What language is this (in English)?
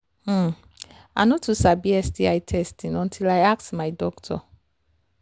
Nigerian Pidgin